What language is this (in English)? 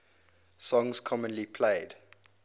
English